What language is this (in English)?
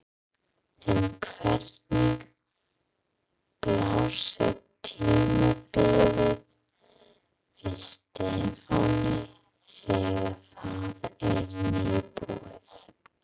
Icelandic